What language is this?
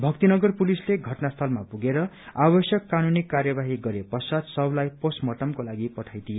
Nepali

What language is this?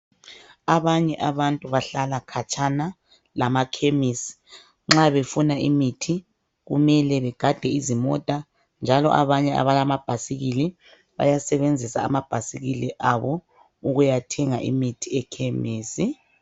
North Ndebele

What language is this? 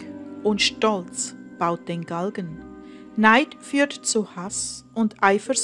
German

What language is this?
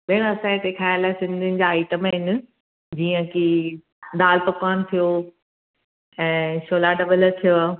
Sindhi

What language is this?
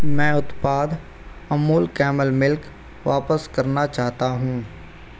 Hindi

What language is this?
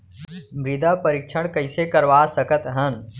Chhattisgarhi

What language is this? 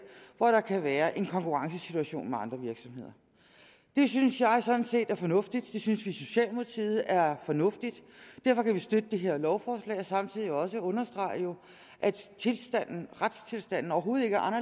Danish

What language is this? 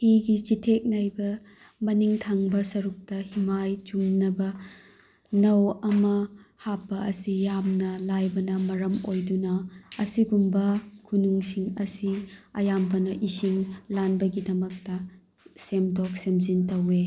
Manipuri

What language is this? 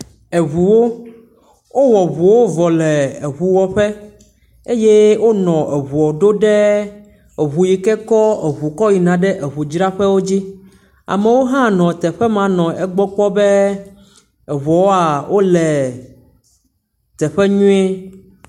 Ewe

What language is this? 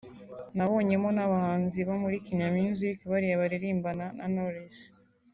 Kinyarwanda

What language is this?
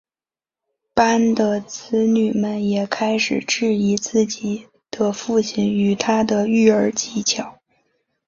Chinese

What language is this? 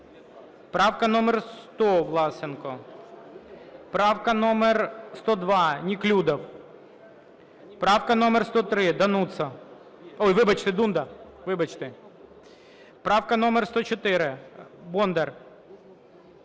Ukrainian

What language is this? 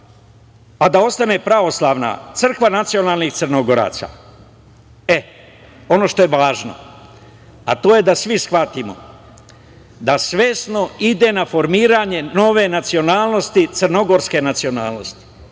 Serbian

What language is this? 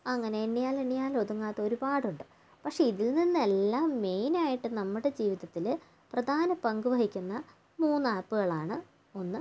Malayalam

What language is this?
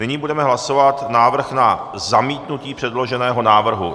Czech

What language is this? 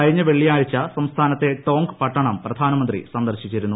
Malayalam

